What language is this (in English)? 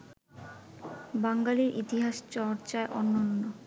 Bangla